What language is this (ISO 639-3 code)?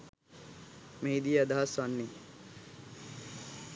sin